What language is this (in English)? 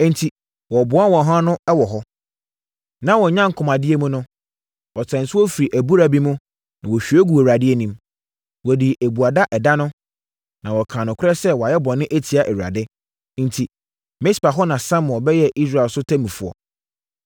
Akan